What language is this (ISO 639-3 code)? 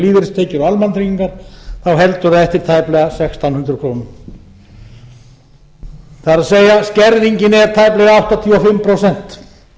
isl